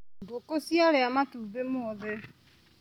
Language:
Kikuyu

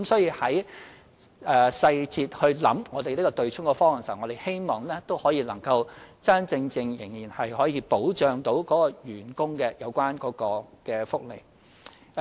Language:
Cantonese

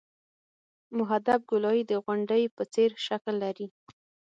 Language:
Pashto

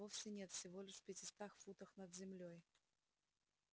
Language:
Russian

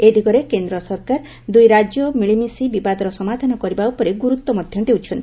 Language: Odia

